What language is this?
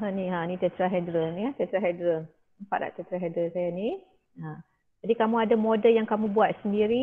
Malay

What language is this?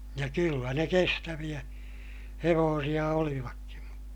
Finnish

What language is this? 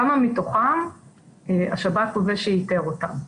Hebrew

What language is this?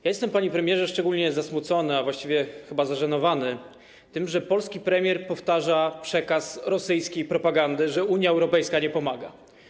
Polish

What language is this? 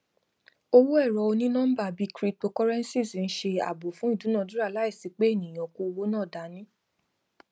Yoruba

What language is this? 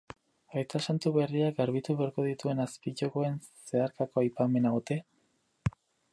Basque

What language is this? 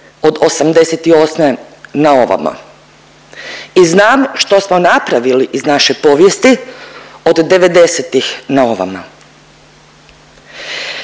Croatian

